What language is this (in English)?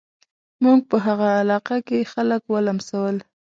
Pashto